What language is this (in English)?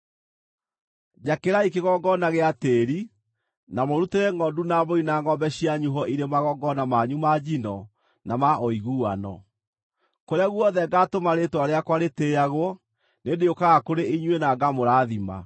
Kikuyu